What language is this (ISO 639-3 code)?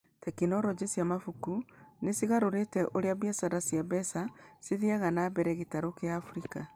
kik